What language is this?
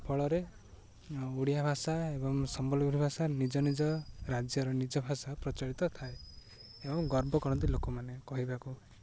Odia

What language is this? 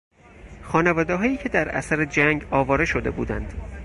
Persian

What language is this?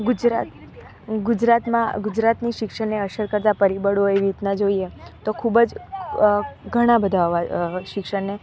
Gujarati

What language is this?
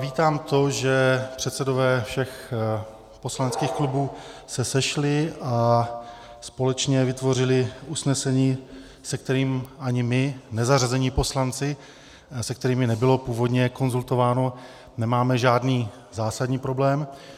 Czech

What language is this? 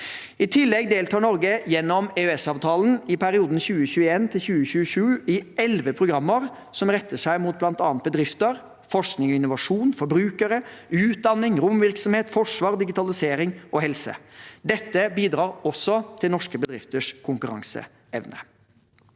Norwegian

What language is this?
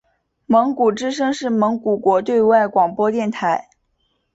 Chinese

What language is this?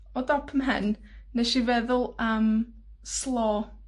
Welsh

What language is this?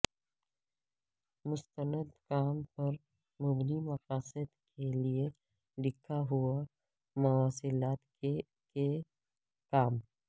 Urdu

